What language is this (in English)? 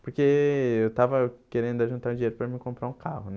Portuguese